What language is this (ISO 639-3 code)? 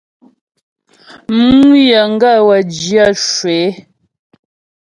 bbj